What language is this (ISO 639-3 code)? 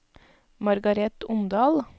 nor